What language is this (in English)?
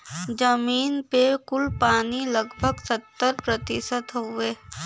Bhojpuri